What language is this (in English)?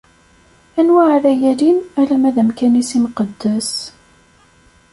Kabyle